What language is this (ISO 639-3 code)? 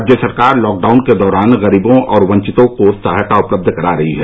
hin